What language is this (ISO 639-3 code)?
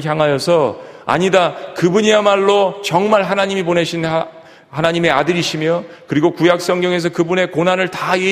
kor